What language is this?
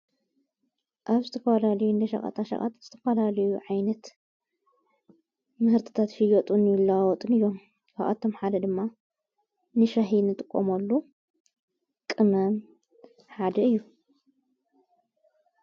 Tigrinya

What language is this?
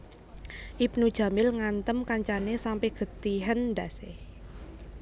Javanese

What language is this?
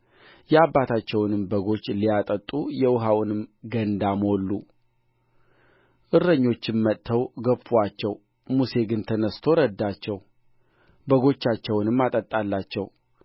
Amharic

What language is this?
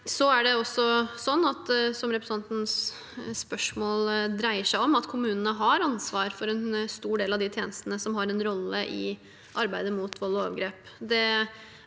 Norwegian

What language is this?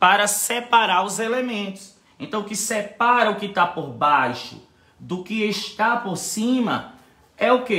Portuguese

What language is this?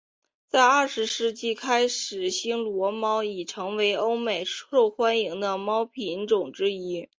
Chinese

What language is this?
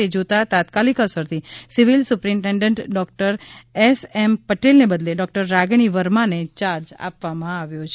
Gujarati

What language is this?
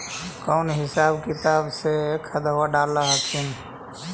Magahi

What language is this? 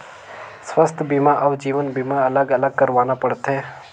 Chhattisgarhi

